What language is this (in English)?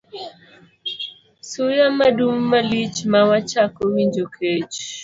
Luo (Kenya and Tanzania)